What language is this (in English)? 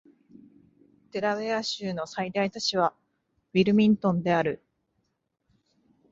Japanese